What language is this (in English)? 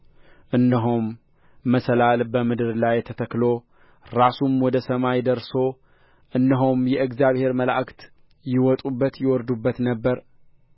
Amharic